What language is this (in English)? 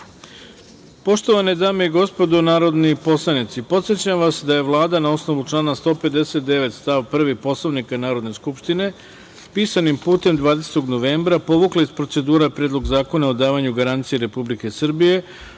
Serbian